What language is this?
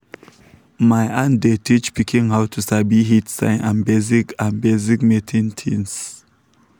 Nigerian Pidgin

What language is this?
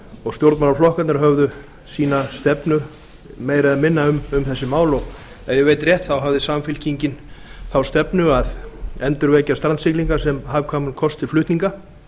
Icelandic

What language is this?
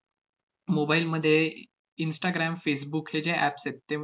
Marathi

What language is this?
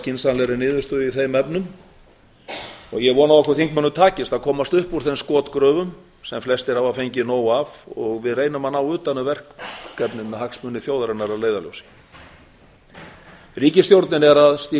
Icelandic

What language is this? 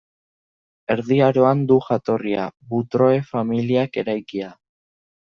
Basque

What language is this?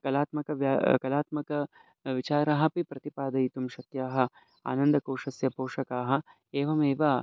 Sanskrit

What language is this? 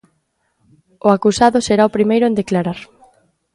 Galician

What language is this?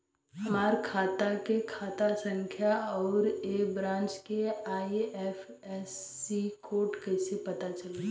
Bhojpuri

